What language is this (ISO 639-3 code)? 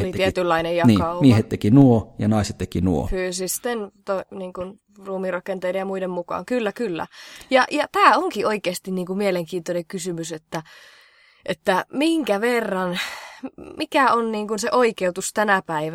fin